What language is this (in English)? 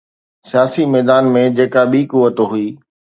Sindhi